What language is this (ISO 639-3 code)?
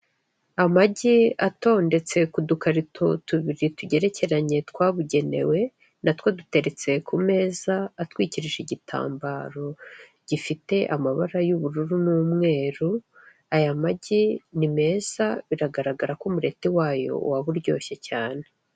kin